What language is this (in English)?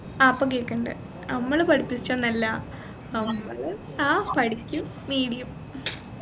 Malayalam